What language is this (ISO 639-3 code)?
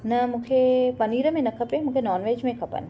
snd